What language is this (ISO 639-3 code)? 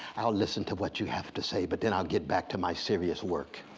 eng